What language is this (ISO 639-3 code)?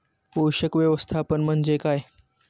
mar